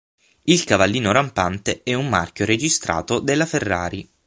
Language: Italian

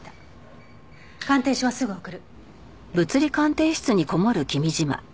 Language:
Japanese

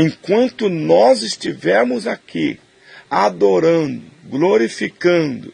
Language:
Portuguese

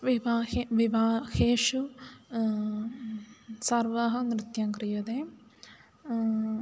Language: Sanskrit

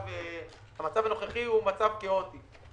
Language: Hebrew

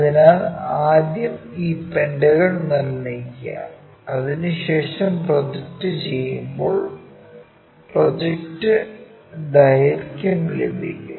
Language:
Malayalam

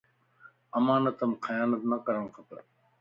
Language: Lasi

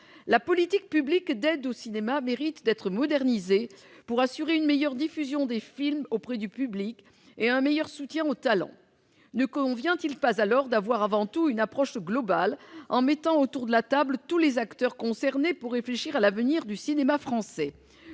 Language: French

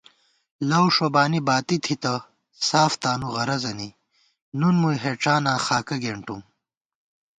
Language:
Gawar-Bati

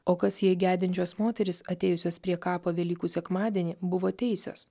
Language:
Lithuanian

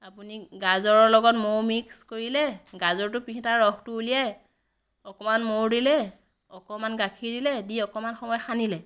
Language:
Assamese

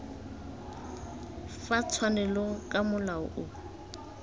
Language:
Tswana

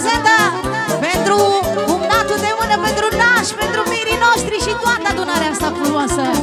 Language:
Romanian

